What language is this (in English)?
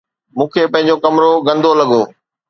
Sindhi